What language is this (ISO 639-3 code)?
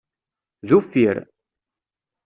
kab